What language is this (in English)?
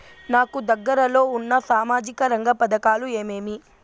Telugu